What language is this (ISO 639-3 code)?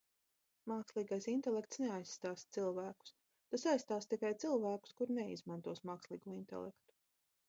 lav